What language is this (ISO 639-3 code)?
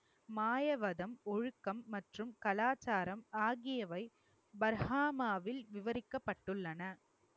tam